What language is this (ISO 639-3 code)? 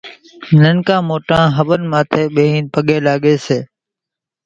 gjk